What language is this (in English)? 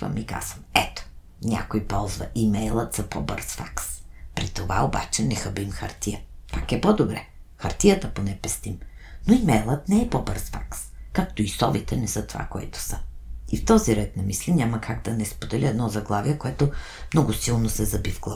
Bulgarian